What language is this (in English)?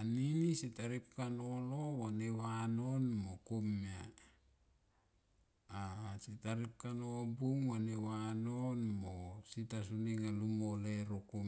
Tomoip